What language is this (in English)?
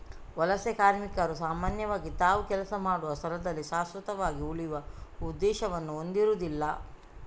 Kannada